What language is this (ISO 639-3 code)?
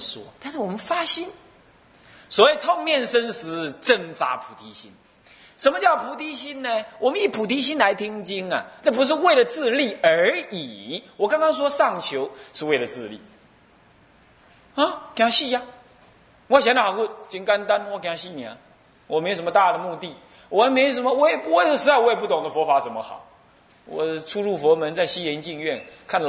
zho